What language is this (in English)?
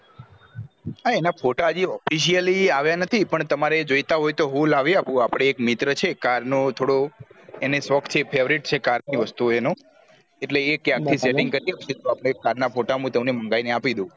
Gujarati